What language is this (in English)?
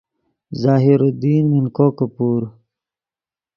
Yidgha